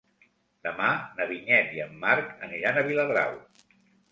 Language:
Catalan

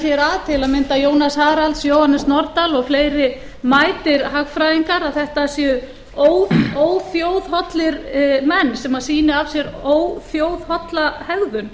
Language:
Icelandic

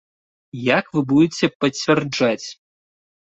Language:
Belarusian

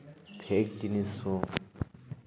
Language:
Santali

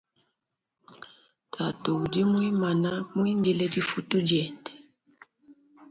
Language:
Luba-Lulua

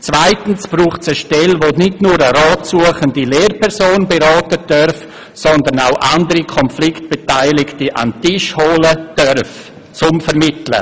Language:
Swiss German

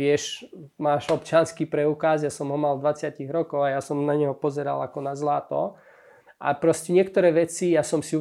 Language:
Slovak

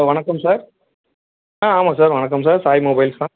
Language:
Tamil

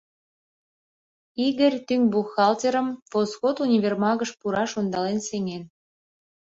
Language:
Mari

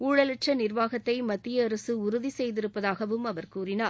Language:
Tamil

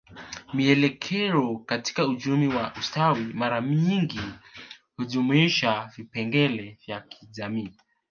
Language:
Swahili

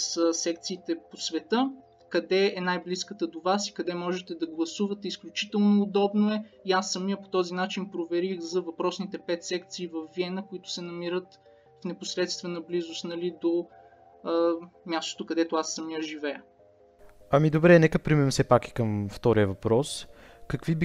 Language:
Bulgarian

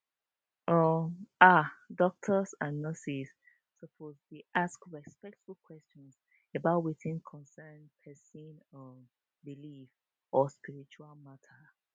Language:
Nigerian Pidgin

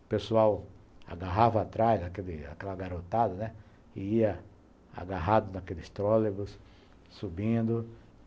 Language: Portuguese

